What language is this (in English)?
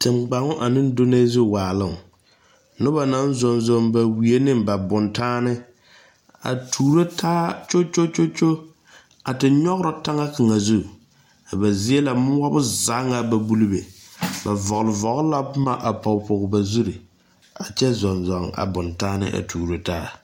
Southern Dagaare